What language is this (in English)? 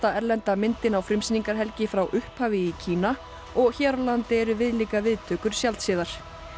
Icelandic